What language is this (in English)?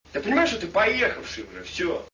Russian